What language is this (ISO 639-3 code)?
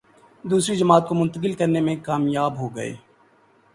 urd